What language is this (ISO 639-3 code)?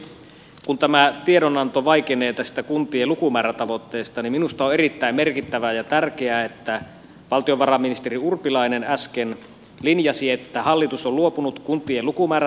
fin